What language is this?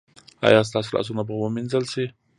Pashto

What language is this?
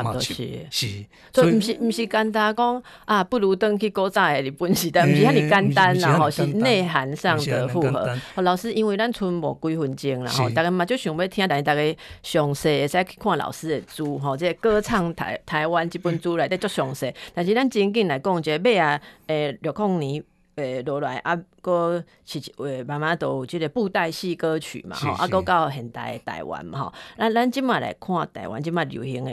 Chinese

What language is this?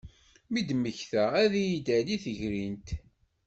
Kabyle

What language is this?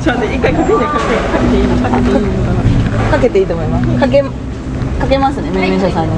Japanese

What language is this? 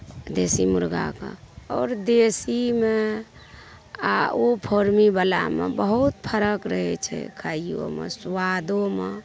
Maithili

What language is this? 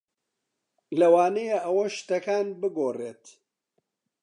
Central Kurdish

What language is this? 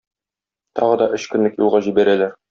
Tatar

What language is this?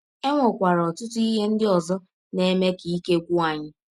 Igbo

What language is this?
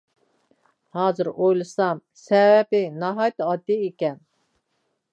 Uyghur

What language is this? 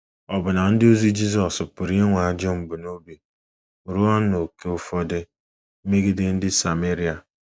Igbo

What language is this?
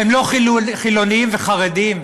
Hebrew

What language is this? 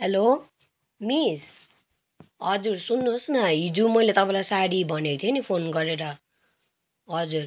Nepali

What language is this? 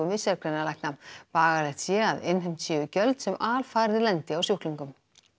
Icelandic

